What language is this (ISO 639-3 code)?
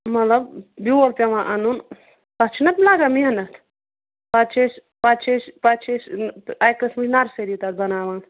kas